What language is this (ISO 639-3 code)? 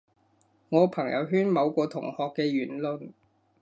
yue